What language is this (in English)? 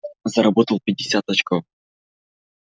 Russian